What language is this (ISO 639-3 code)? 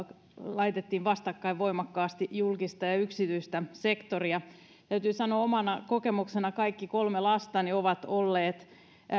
fin